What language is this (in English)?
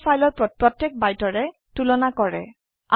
Assamese